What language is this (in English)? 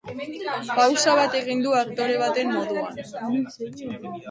Basque